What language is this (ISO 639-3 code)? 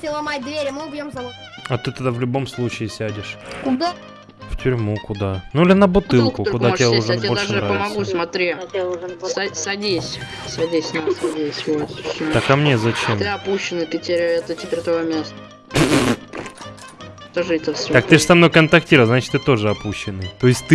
rus